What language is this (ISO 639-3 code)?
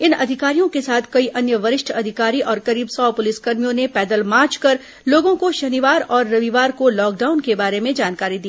hin